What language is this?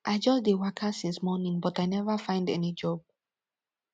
Nigerian Pidgin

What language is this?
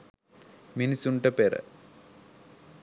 Sinhala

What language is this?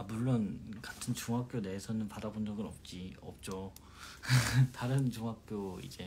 Korean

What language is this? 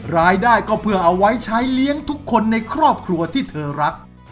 Thai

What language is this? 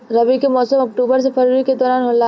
Bhojpuri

